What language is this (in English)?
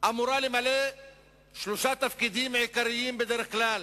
Hebrew